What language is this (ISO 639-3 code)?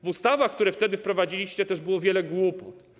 pol